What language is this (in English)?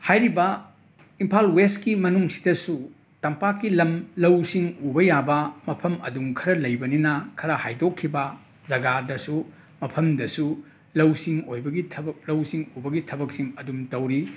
Manipuri